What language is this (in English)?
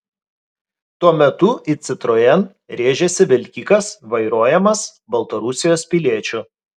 Lithuanian